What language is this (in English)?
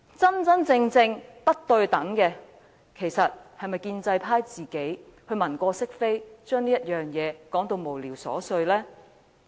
Cantonese